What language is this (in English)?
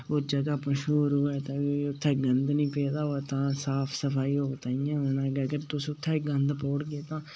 Dogri